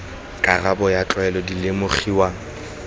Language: Tswana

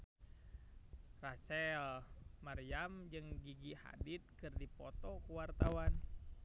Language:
Sundanese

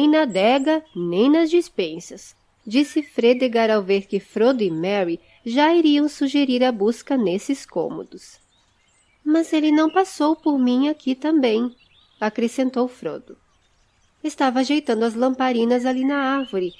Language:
Portuguese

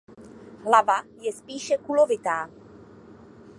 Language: Czech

